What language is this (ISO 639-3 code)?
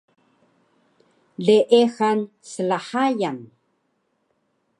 trv